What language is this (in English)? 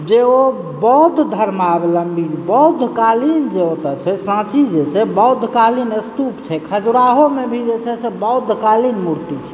Maithili